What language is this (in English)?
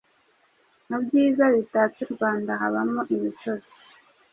Kinyarwanda